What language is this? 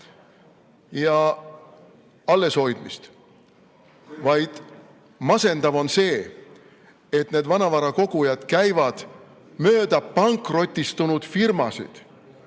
Estonian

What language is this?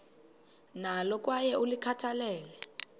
Xhosa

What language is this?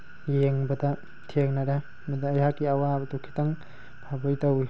Manipuri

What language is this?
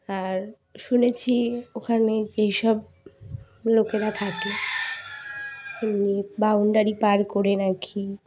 Bangla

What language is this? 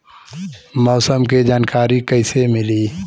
Bhojpuri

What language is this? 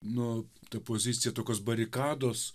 Lithuanian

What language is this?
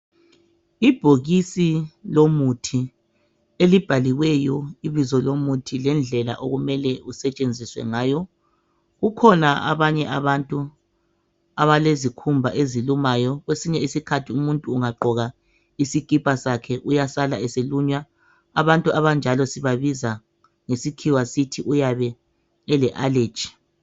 North Ndebele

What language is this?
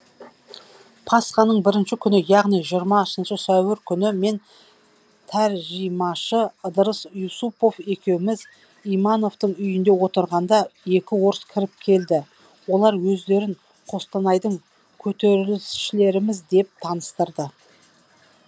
Kazakh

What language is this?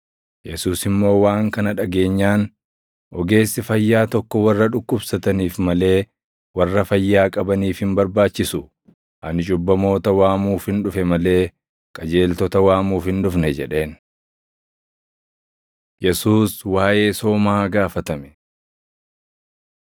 Oromo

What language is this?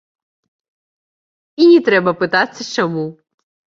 Belarusian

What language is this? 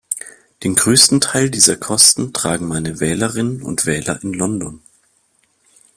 German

